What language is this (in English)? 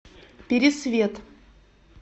Russian